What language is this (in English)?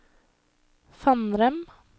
Norwegian